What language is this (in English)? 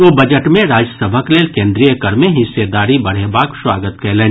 Maithili